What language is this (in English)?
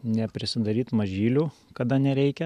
Lithuanian